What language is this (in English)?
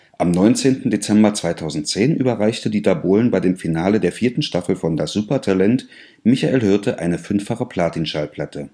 German